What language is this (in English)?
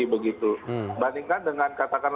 Indonesian